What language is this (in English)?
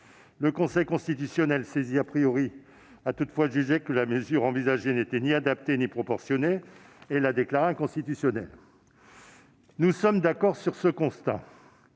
French